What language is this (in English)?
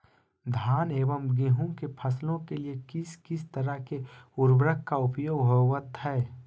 Magahi